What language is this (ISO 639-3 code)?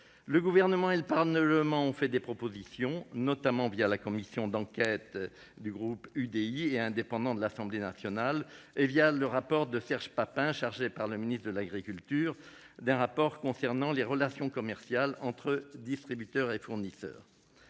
fra